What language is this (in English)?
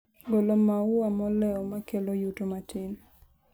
Luo (Kenya and Tanzania)